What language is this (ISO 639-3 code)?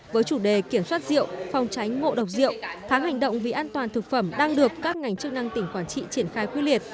vie